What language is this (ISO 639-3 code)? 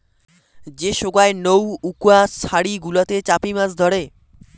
ben